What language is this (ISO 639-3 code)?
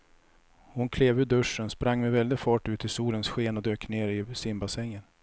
swe